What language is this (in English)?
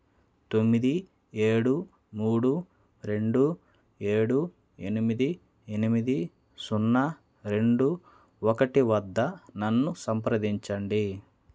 Telugu